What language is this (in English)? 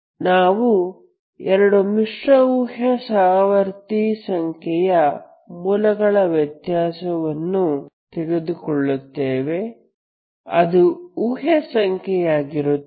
Kannada